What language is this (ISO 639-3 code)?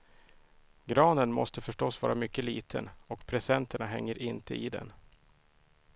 swe